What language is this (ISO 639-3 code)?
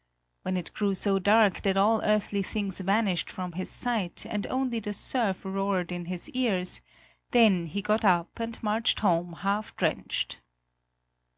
eng